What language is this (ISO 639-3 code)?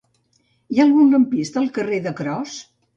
cat